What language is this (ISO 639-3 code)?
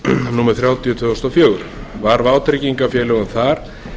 isl